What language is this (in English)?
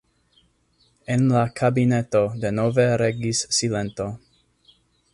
Esperanto